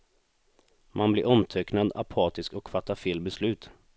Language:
Swedish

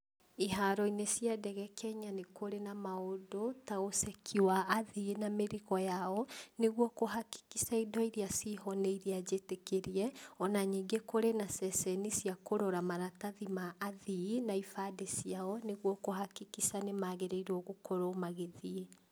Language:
Kikuyu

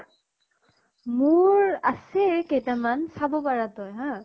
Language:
Assamese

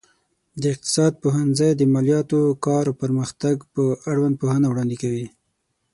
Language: Pashto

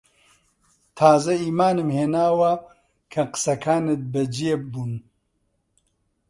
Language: Central Kurdish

